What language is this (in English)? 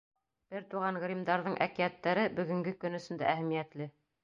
Bashkir